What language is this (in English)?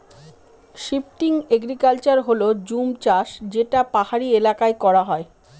Bangla